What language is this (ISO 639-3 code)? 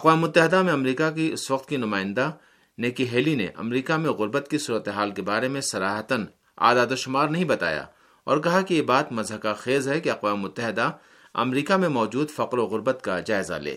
urd